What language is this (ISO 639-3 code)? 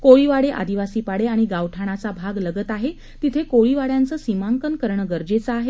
mar